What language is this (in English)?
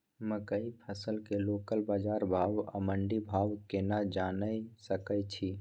Maithili